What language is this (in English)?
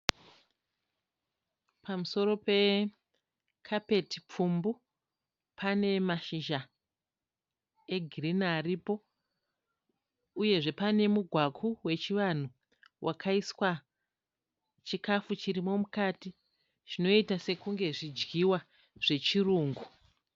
Shona